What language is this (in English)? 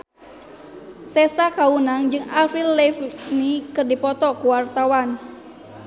Sundanese